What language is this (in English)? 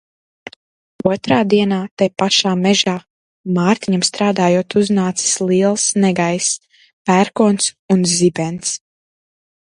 Latvian